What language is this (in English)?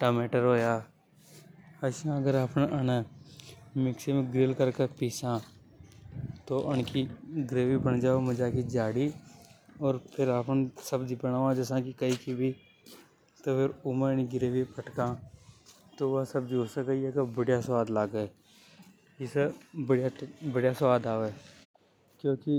Hadothi